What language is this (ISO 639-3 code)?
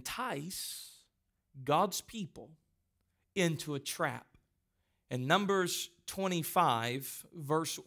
eng